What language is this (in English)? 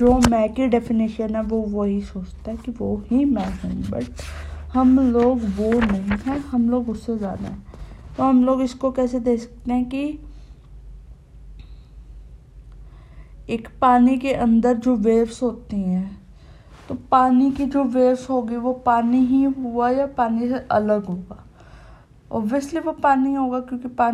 Hindi